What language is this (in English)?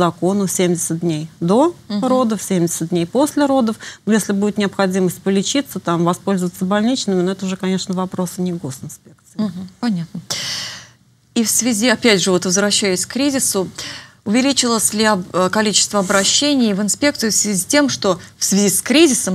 Russian